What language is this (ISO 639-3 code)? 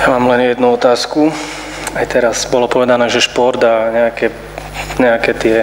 slk